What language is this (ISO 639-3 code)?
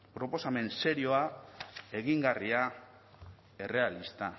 eus